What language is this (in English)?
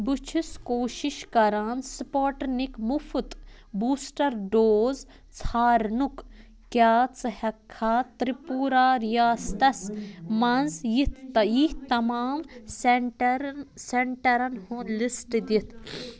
Kashmiri